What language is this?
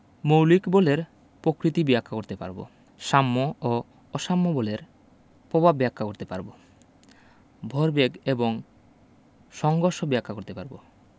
Bangla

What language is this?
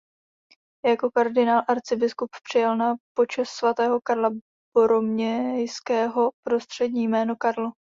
Czech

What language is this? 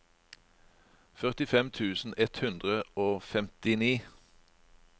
Norwegian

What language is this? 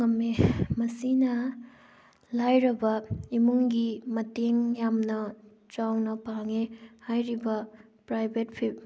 Manipuri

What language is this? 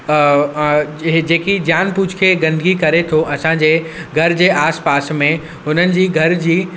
Sindhi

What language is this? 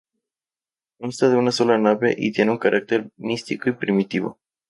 Spanish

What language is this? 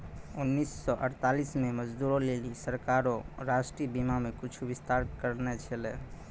Maithili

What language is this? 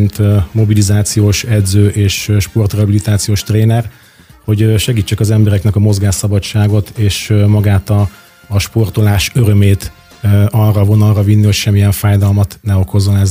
Hungarian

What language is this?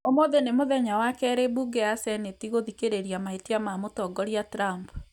Kikuyu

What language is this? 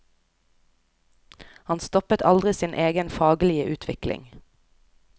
Norwegian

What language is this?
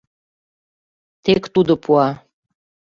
Mari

